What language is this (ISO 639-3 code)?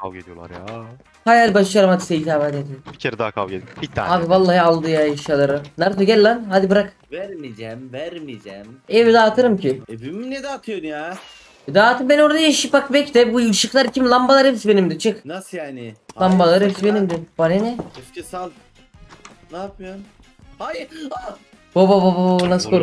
tur